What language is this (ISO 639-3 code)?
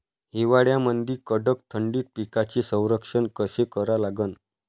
mar